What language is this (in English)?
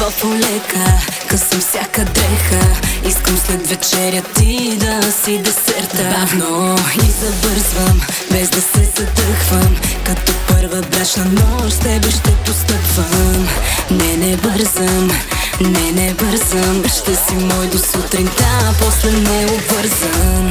Bulgarian